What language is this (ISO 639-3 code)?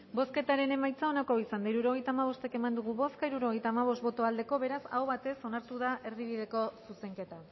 eus